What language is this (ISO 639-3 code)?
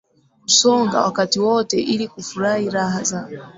swa